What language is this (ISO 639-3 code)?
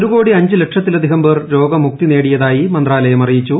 mal